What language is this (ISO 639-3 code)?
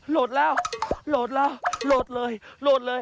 tha